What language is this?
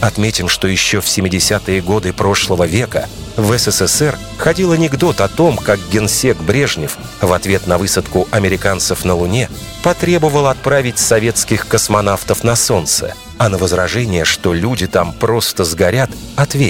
Russian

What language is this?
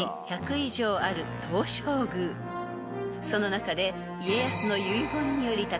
Japanese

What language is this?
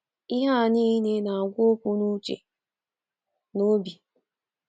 Igbo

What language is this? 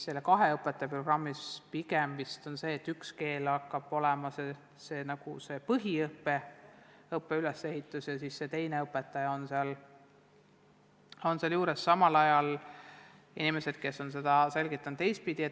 Estonian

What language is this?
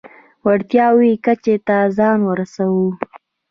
Pashto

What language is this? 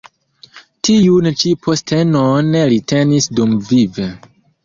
Esperanto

